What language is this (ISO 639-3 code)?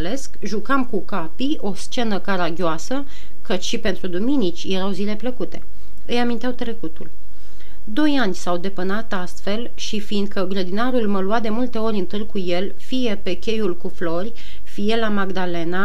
ron